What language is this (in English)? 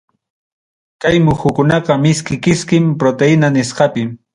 Ayacucho Quechua